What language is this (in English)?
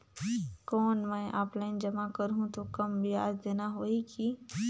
Chhattisgarhi